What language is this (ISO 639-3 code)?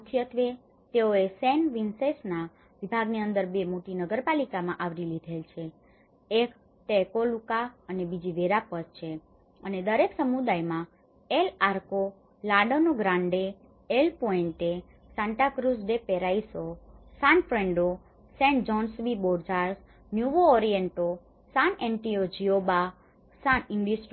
guj